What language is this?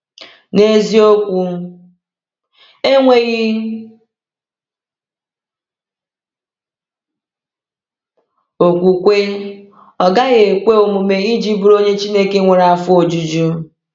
Igbo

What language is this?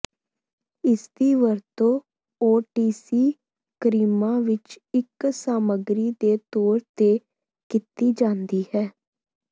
Punjabi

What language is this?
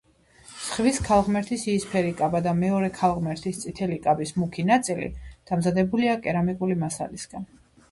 Georgian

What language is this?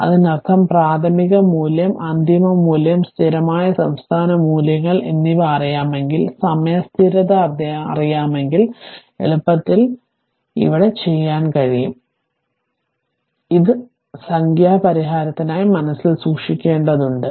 Malayalam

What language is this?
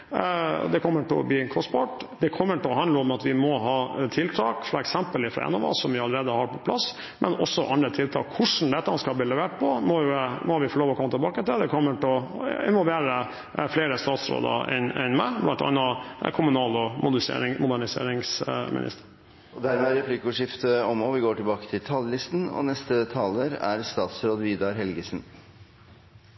Norwegian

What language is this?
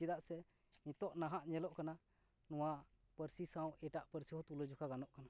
Santali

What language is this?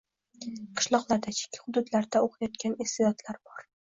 Uzbek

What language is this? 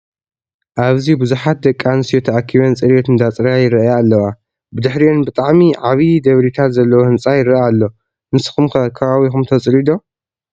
Tigrinya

